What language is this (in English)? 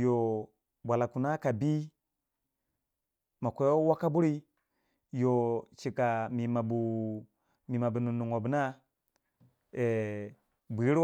Waja